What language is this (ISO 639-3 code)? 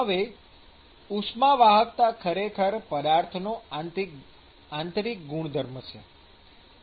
guj